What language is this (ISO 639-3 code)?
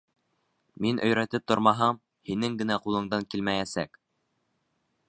bak